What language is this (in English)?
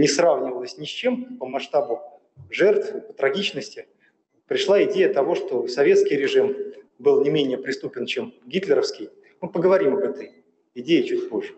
Russian